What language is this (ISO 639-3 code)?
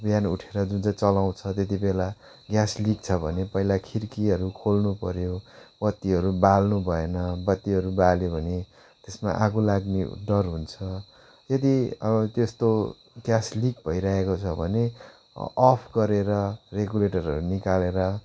nep